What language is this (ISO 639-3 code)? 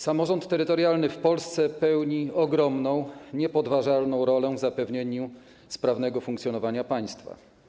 pol